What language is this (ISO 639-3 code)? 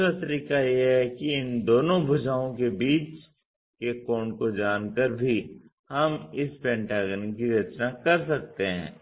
hin